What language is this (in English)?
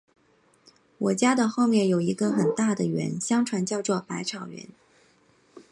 Chinese